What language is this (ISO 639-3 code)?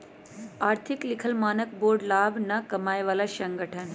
mag